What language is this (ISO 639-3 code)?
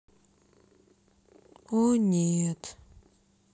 rus